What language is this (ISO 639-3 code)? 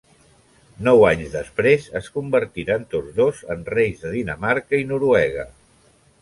cat